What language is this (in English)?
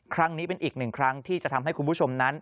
Thai